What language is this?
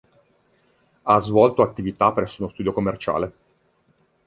Italian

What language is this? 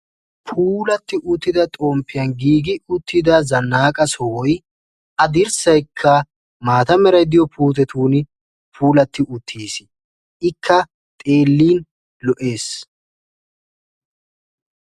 Wolaytta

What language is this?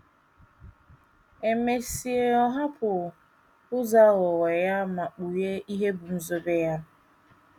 Igbo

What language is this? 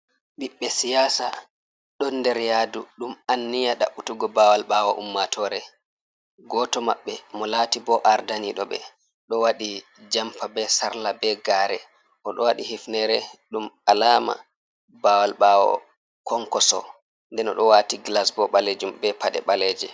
Fula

